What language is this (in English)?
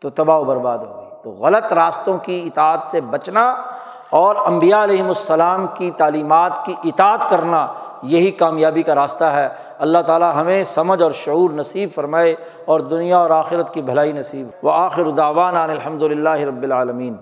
Urdu